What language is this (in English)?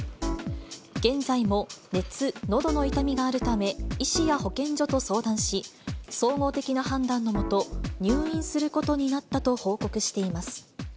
Japanese